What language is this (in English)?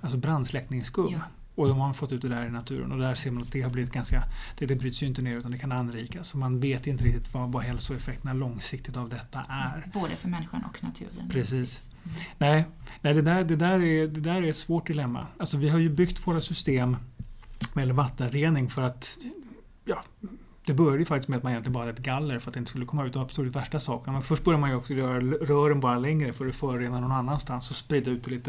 Swedish